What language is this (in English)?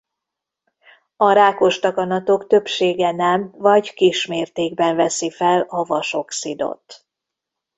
Hungarian